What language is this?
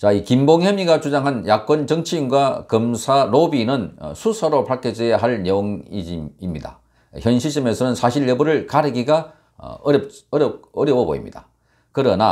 Korean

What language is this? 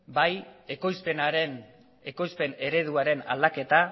Basque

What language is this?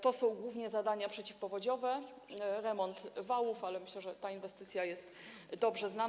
Polish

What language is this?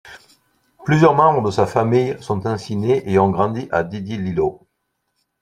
French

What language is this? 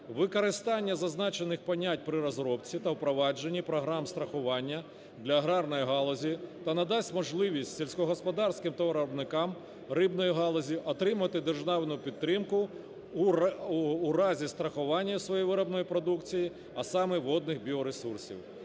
Ukrainian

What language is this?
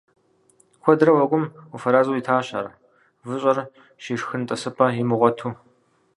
Kabardian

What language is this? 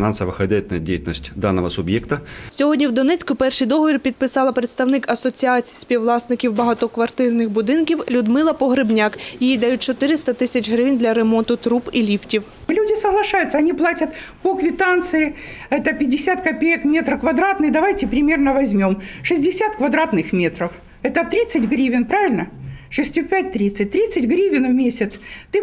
Ukrainian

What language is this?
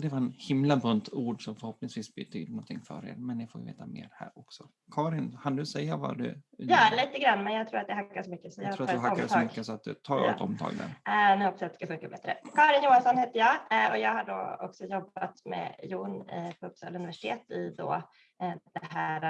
Swedish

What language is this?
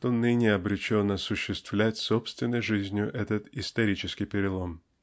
Russian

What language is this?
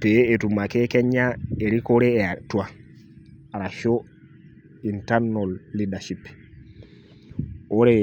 Masai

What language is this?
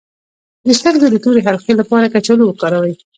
Pashto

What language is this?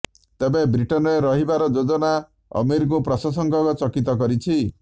Odia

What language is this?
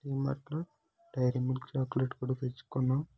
Telugu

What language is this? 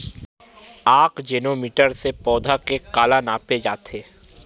Chhattisgarhi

